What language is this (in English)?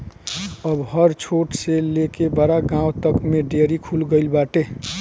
Bhojpuri